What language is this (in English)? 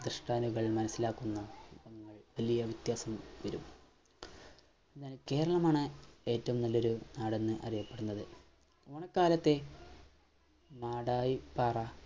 Malayalam